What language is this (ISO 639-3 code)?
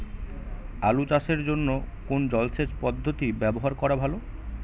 ben